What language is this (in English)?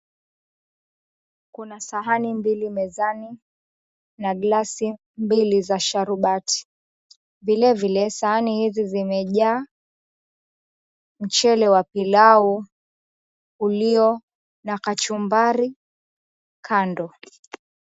Swahili